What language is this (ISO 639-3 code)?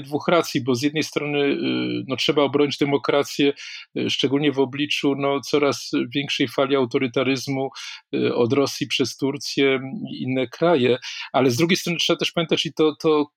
pol